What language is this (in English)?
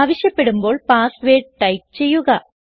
Malayalam